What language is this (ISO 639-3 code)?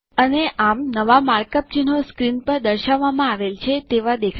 guj